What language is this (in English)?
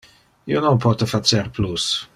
Interlingua